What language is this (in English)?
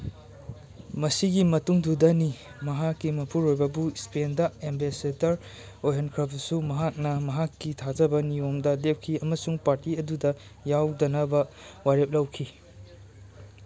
Manipuri